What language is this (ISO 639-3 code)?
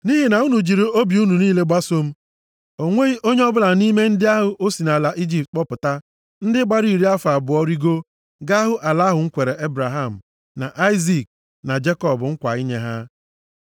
ibo